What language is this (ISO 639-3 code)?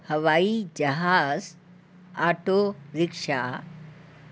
snd